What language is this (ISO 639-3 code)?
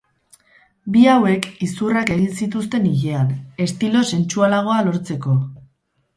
eus